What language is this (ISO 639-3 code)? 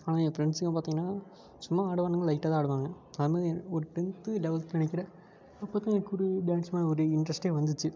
tam